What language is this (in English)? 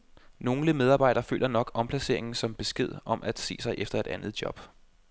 Danish